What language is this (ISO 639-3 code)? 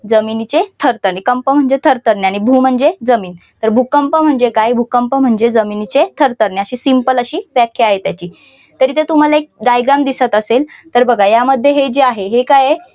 mar